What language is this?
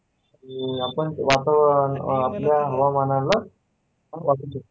Marathi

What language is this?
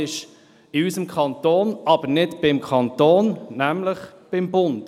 Swiss German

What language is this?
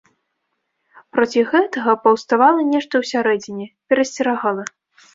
Belarusian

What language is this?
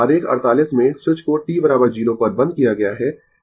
Hindi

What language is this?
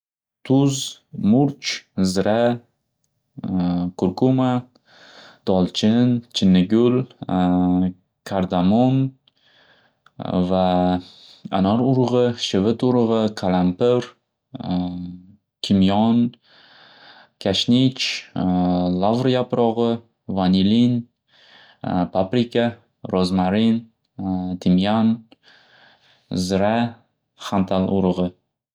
Uzbek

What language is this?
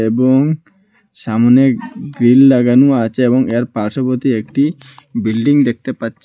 Bangla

